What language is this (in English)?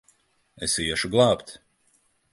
Latvian